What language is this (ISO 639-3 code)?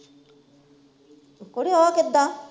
pan